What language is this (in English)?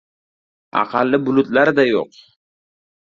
Uzbek